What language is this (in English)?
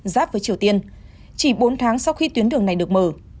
Vietnamese